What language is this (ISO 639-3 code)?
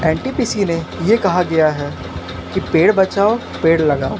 hin